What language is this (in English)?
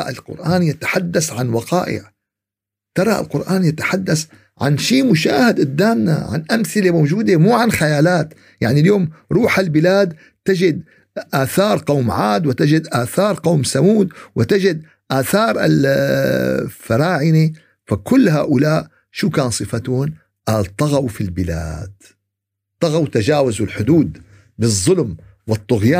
Arabic